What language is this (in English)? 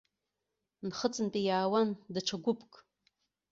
Abkhazian